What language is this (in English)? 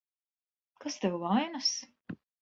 Latvian